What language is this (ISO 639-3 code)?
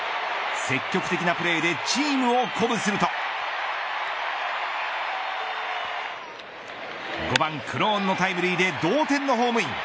jpn